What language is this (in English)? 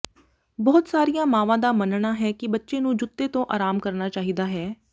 Punjabi